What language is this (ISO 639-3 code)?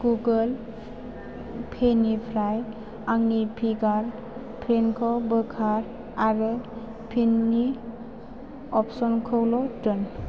brx